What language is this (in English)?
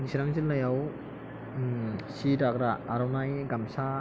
Bodo